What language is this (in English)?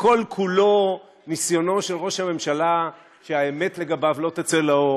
Hebrew